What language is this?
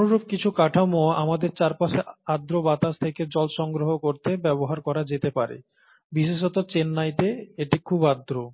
Bangla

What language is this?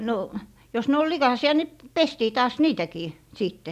Finnish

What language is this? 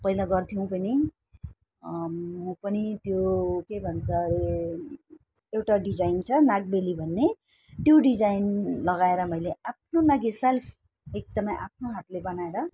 Nepali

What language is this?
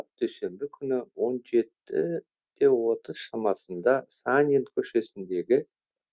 Kazakh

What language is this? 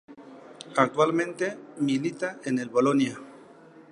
Spanish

